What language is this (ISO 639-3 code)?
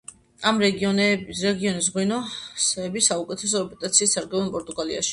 kat